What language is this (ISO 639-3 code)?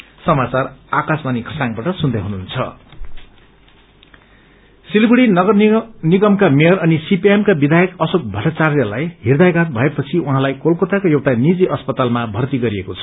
nep